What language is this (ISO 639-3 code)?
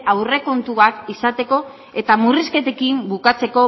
eus